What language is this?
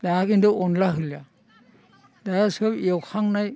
Bodo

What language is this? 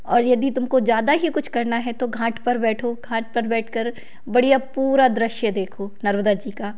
Hindi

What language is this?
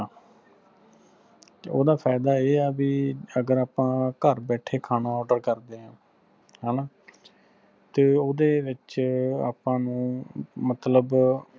Punjabi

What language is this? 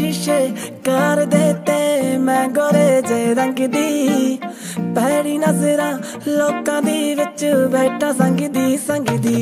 Punjabi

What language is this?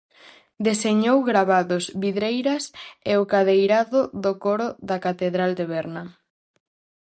Galician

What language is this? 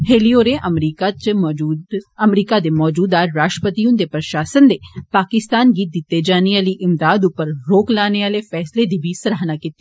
Dogri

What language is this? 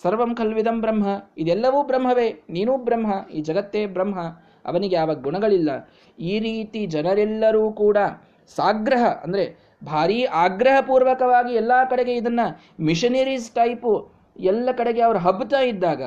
Kannada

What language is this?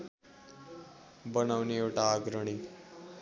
Nepali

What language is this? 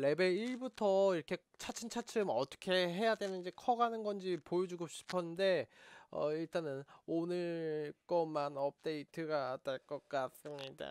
Korean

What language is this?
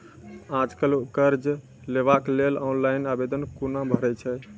Maithili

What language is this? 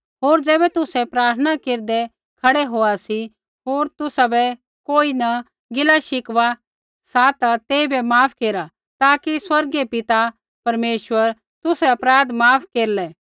Kullu Pahari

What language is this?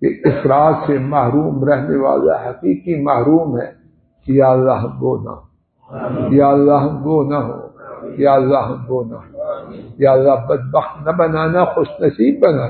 Arabic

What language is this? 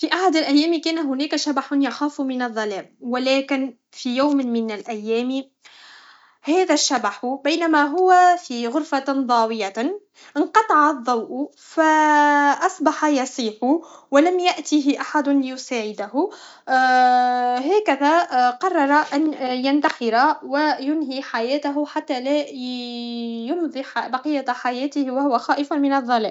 Tunisian Arabic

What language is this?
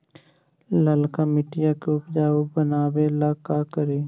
Magahi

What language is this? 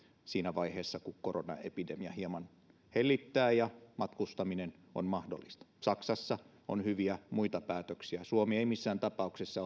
Finnish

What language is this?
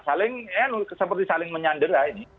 Indonesian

